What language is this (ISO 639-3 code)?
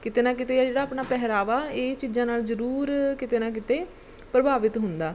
pan